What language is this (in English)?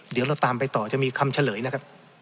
Thai